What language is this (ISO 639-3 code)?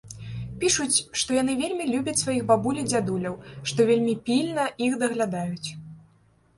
bel